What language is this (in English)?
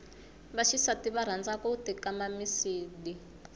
Tsonga